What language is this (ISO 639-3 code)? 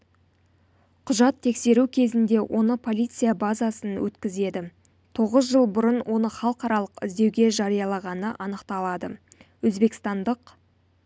kaz